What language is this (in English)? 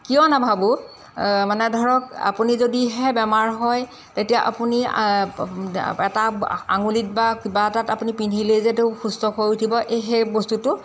Assamese